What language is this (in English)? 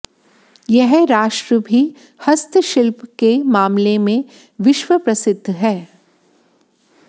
Hindi